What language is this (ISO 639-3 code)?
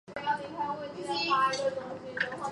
zho